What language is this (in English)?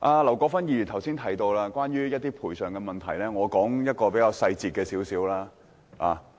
Cantonese